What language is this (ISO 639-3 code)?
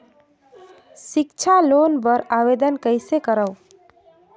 hne